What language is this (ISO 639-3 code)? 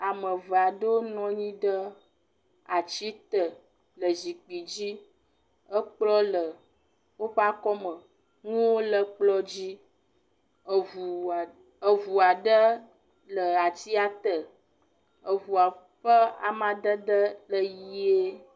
ewe